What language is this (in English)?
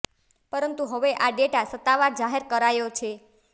Gujarati